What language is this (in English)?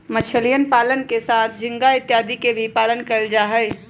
Magahi